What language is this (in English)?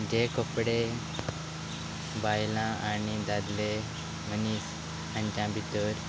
Konkani